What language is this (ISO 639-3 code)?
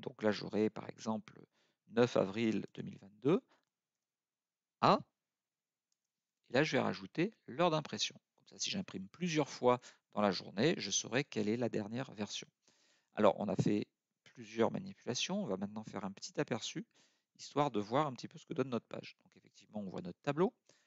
fra